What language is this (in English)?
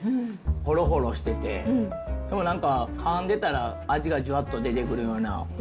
Japanese